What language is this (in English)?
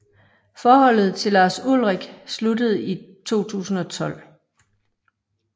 Danish